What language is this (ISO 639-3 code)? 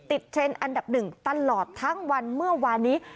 tha